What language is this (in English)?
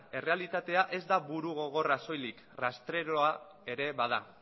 Basque